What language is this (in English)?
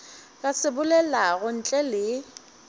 Northern Sotho